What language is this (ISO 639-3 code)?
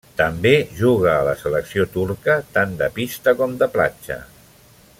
cat